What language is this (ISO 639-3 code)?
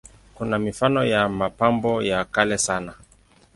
swa